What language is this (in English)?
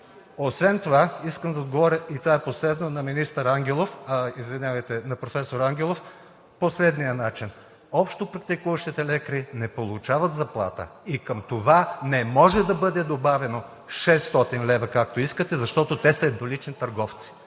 Bulgarian